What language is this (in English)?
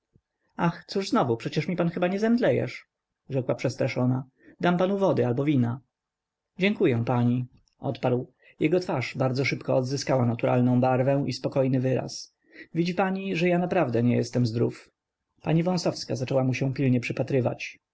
Polish